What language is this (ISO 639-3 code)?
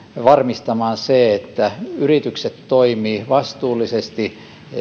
fin